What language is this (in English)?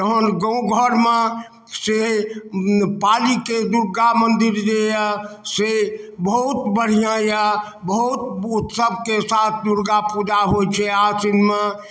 Maithili